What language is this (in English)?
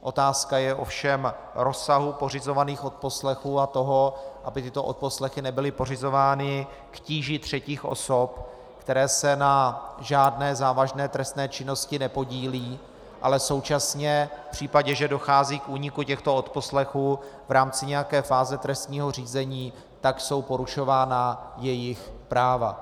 Czech